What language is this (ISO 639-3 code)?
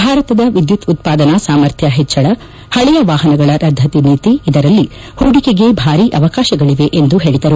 kan